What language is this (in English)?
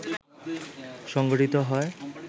Bangla